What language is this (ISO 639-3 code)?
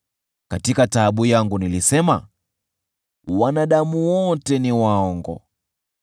swa